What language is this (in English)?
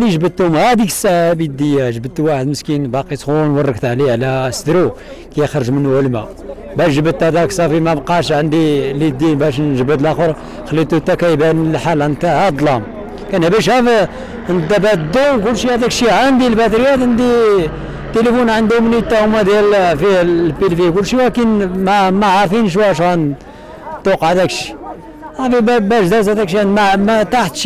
Arabic